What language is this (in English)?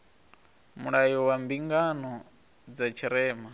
Venda